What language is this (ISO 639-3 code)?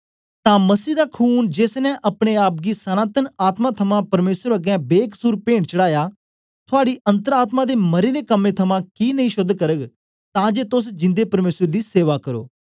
doi